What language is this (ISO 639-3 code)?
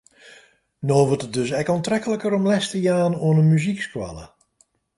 fry